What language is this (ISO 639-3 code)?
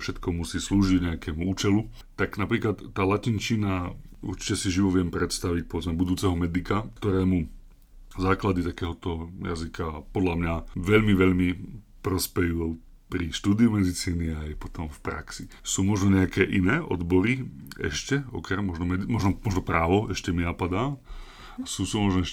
slk